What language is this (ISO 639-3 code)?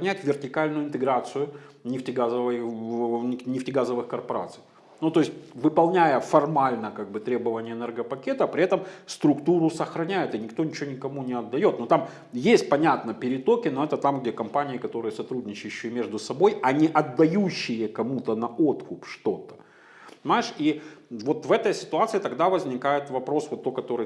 rus